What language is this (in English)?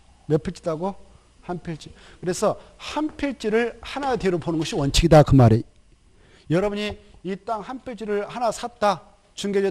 Korean